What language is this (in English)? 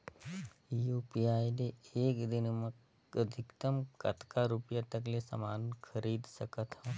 Chhattisgarhi